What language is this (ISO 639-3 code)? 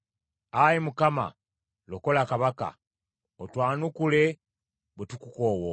lug